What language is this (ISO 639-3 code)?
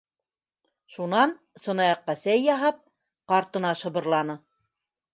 bak